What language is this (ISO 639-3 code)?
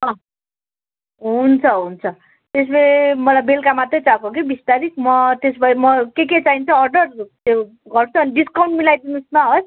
nep